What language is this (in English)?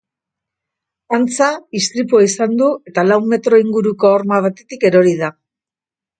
Basque